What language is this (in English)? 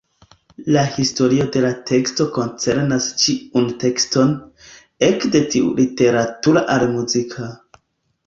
Esperanto